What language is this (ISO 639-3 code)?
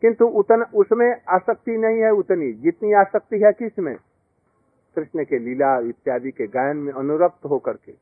hin